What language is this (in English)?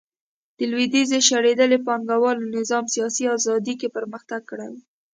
Pashto